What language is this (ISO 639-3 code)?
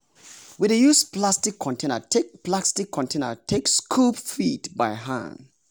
pcm